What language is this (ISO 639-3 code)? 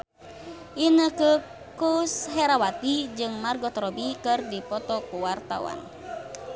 sun